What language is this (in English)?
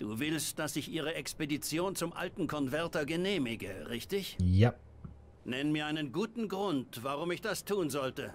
German